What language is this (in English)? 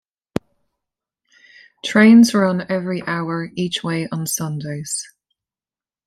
English